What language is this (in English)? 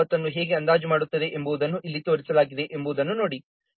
Kannada